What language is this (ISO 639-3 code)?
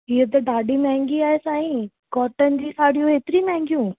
snd